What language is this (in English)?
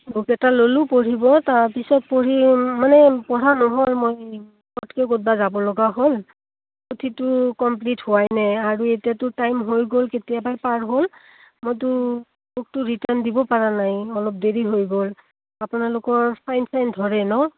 Assamese